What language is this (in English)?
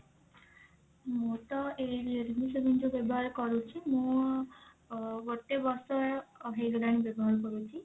Odia